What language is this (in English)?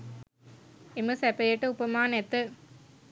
Sinhala